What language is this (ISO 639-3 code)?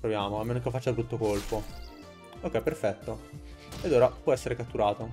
ita